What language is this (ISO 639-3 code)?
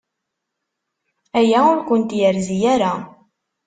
kab